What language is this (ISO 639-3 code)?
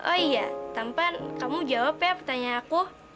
ind